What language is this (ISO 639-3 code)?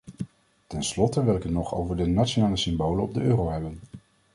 nld